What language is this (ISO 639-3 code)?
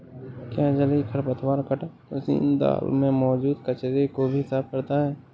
hin